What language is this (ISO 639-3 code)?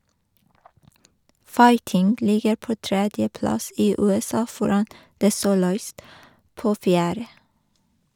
nor